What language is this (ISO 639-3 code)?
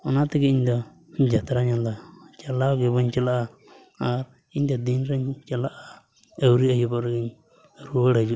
sat